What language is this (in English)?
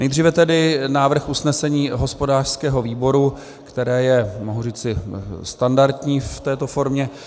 Czech